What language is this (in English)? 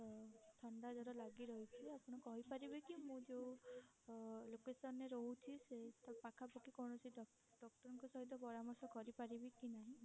Odia